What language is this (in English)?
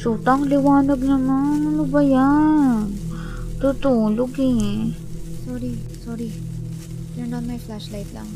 Filipino